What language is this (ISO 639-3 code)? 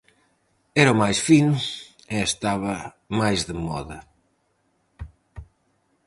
glg